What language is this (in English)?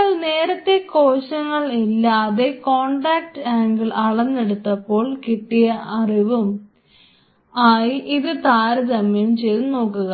Malayalam